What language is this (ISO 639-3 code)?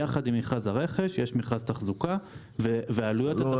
heb